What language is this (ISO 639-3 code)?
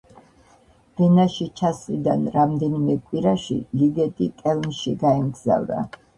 kat